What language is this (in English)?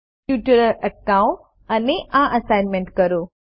Gujarati